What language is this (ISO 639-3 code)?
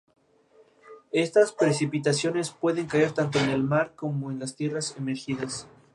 spa